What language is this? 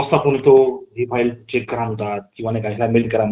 Marathi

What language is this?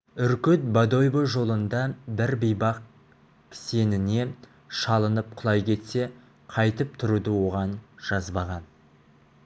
Kazakh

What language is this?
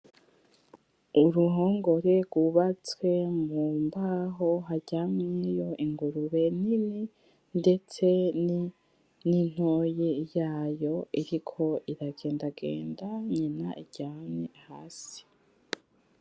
Rundi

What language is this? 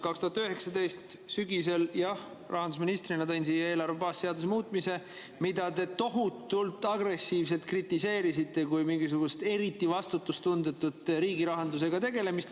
Estonian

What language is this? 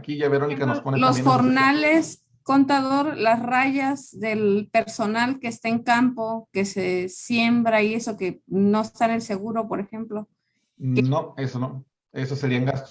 Spanish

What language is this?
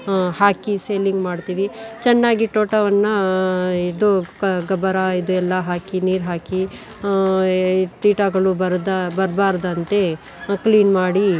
Kannada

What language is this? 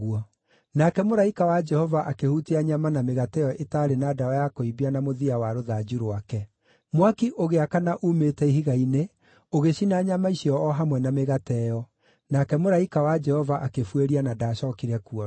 Kikuyu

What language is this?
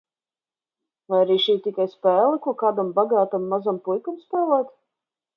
Latvian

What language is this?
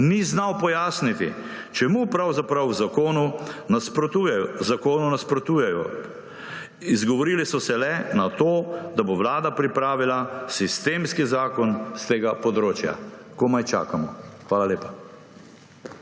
Slovenian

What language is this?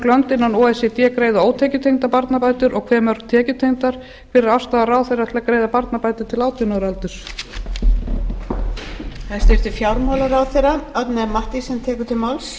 Icelandic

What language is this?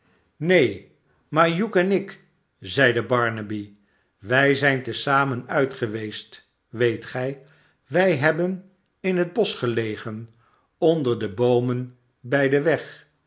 Dutch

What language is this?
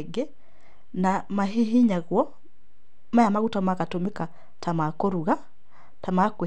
Kikuyu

